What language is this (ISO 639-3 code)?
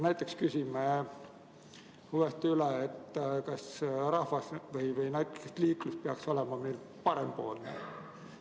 est